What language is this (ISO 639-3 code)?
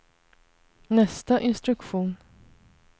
swe